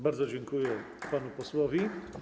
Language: Polish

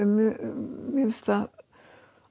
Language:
Icelandic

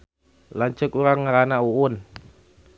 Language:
Sundanese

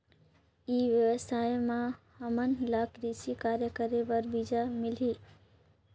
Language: Chhattisgarhi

